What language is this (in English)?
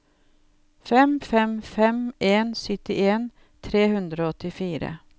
Norwegian